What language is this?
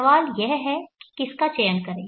Hindi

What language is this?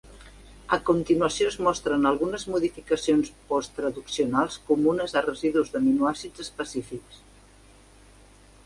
Catalan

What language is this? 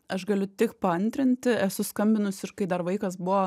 Lithuanian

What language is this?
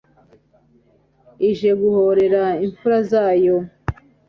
Kinyarwanda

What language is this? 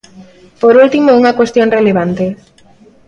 Galician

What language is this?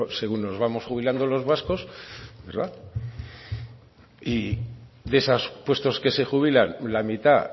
Spanish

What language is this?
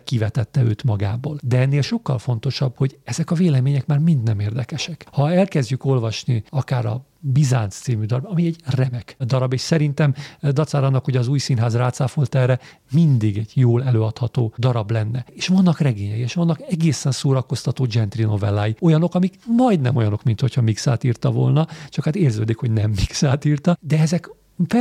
Hungarian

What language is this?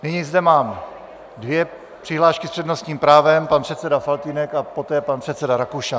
Czech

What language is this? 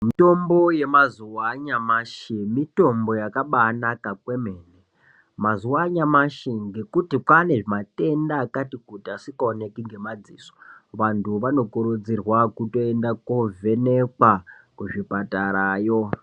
Ndau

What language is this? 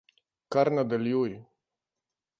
Slovenian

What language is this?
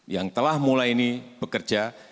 Indonesian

